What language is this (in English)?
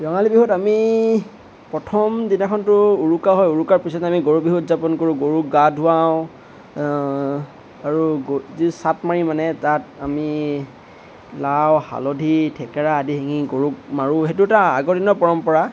Assamese